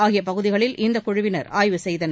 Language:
Tamil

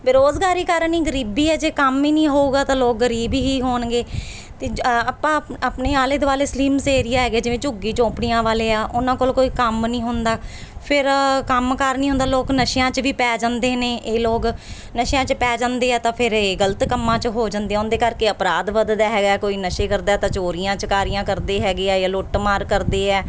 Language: Punjabi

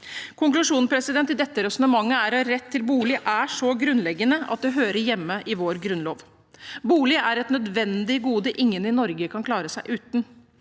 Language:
Norwegian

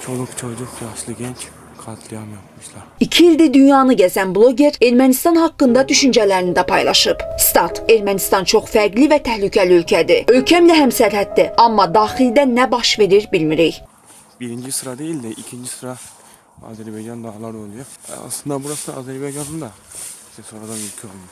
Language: Turkish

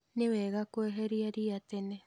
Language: Kikuyu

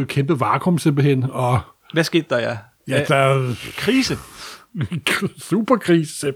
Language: Danish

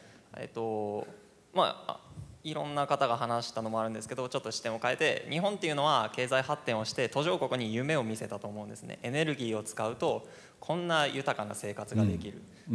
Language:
Japanese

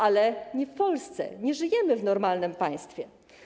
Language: Polish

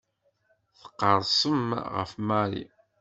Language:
Kabyle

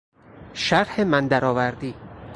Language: Persian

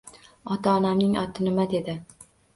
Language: Uzbek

